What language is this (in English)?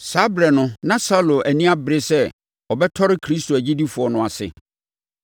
Akan